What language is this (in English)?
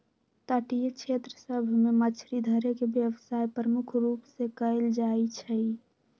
Magahi